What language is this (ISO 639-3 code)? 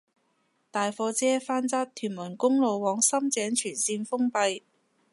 yue